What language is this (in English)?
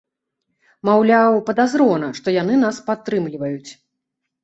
Belarusian